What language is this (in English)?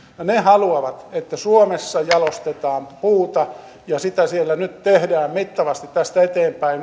Finnish